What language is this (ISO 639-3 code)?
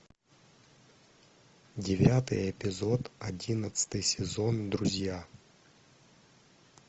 rus